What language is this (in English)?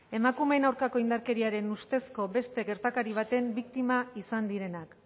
Basque